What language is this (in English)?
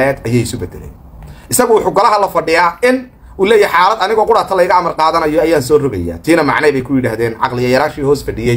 Arabic